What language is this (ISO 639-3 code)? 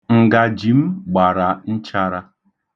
ibo